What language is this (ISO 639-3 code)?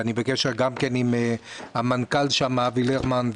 heb